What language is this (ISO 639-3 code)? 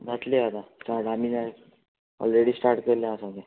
kok